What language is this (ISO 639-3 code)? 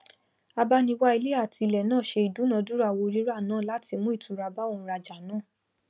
yor